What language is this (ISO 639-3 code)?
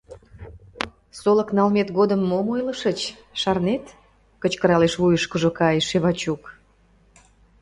chm